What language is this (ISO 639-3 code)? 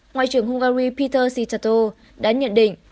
vie